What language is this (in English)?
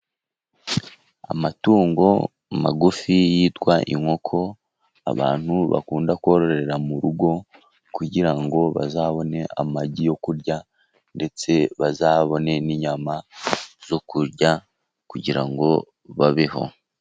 Kinyarwanda